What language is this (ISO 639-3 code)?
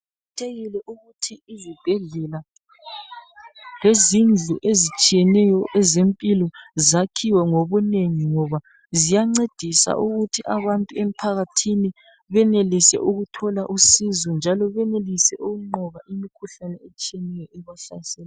nde